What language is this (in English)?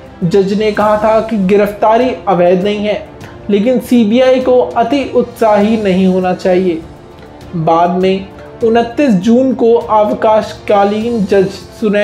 Hindi